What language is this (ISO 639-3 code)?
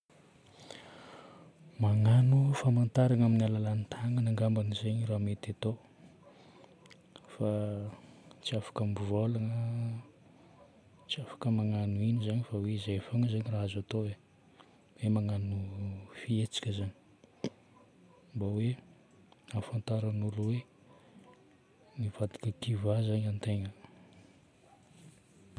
bmm